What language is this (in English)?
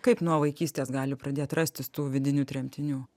Lithuanian